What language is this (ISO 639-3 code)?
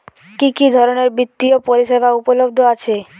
ben